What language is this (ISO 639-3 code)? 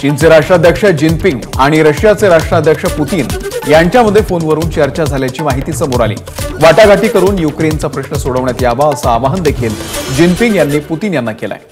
hin